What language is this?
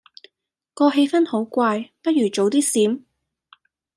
Cantonese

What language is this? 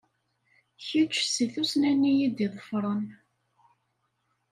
Kabyle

